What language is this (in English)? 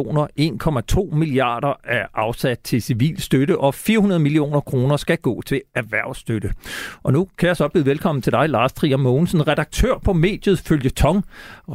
Danish